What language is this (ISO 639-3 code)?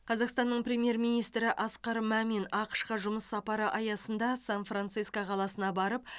kaz